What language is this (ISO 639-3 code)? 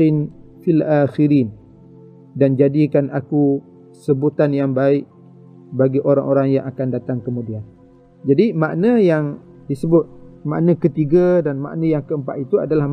msa